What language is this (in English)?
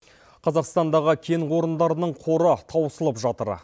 Kazakh